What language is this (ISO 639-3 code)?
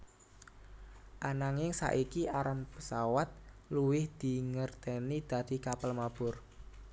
jav